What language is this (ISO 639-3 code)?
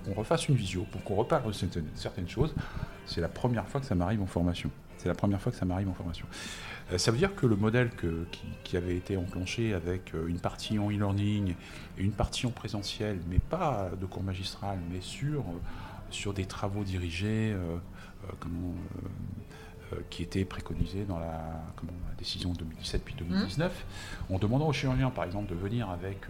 fra